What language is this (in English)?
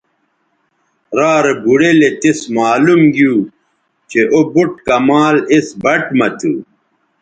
Bateri